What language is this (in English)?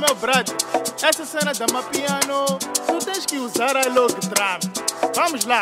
Dutch